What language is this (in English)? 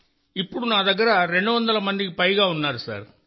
Telugu